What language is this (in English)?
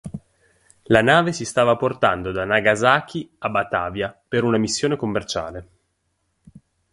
Italian